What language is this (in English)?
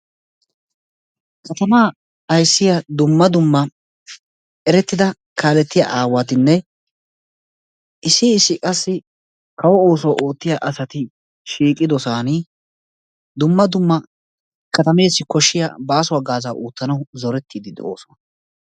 Wolaytta